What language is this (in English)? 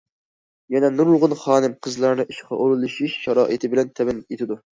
Uyghur